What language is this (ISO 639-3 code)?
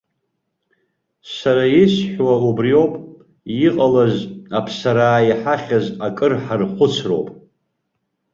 abk